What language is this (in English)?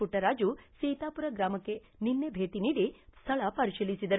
Kannada